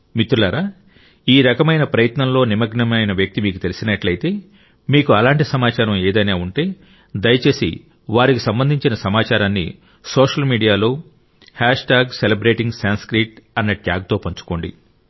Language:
Telugu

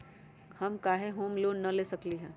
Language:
Magahi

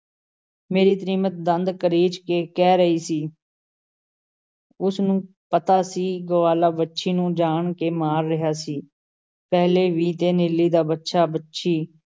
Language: Punjabi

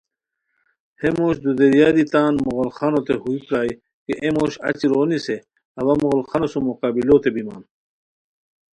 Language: Khowar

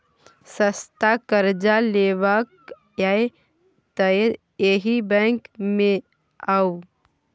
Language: Maithili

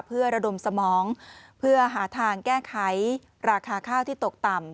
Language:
Thai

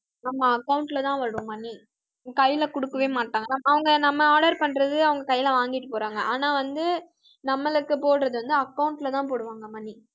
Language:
Tamil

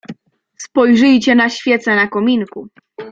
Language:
Polish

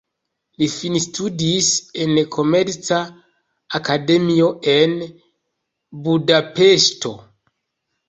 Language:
Esperanto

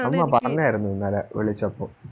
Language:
Malayalam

